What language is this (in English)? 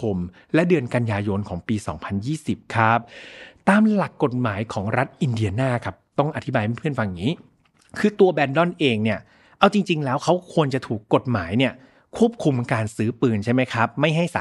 Thai